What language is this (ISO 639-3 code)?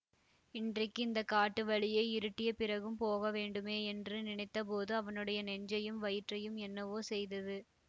tam